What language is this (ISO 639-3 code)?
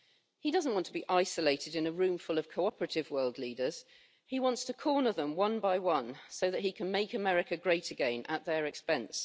eng